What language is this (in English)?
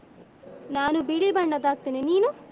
Kannada